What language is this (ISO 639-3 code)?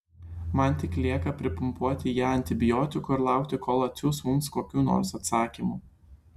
lit